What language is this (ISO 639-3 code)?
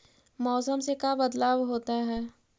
mag